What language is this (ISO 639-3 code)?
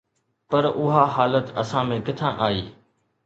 snd